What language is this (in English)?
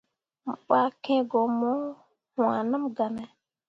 Mundang